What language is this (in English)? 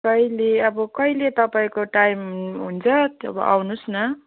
Nepali